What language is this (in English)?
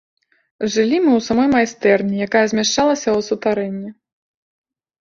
Belarusian